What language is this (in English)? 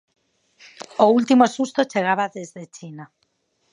Galician